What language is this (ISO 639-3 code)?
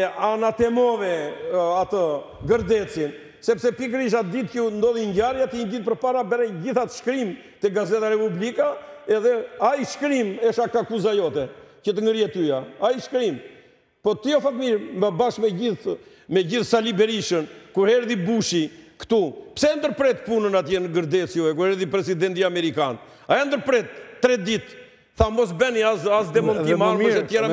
ron